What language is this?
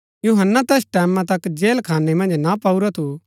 Gaddi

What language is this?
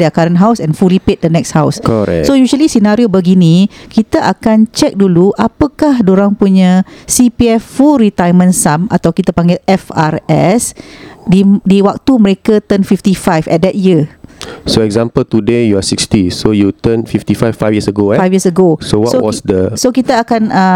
Malay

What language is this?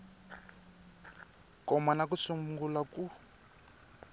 Tsonga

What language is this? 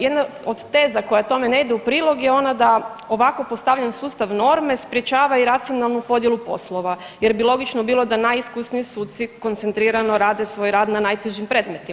Croatian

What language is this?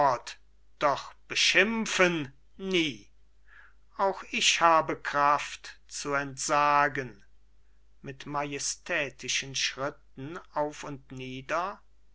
German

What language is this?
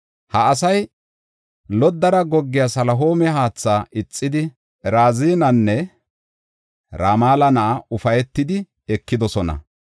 Gofa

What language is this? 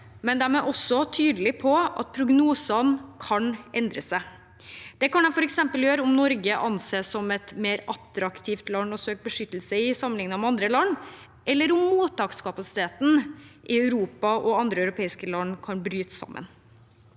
Norwegian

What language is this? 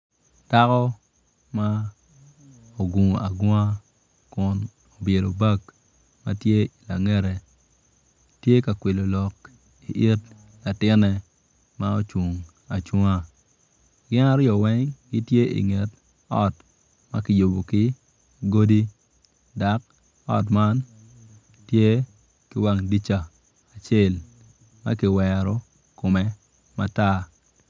Acoli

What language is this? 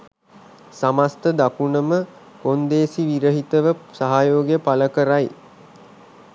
Sinhala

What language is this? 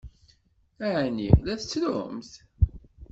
Kabyle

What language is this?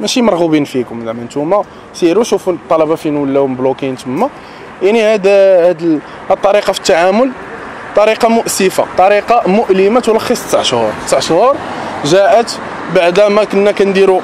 Arabic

